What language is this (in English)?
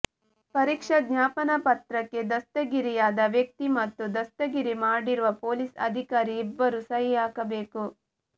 Kannada